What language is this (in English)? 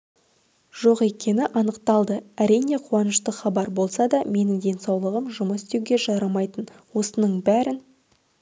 Kazakh